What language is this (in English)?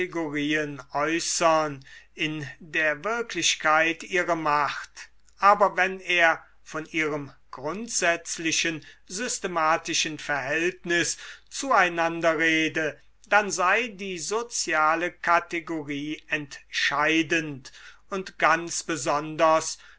German